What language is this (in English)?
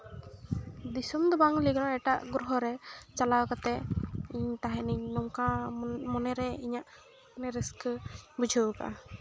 Santali